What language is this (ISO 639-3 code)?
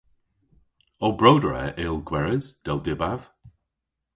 cor